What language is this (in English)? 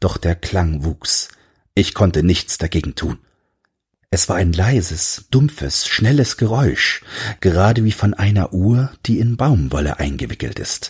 German